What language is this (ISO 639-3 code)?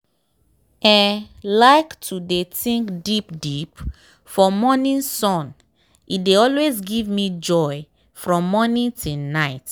pcm